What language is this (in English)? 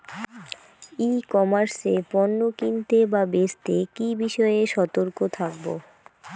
Bangla